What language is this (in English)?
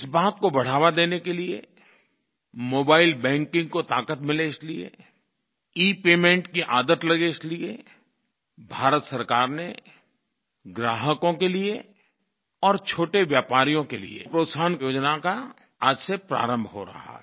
Hindi